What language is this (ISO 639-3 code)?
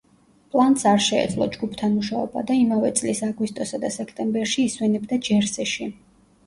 kat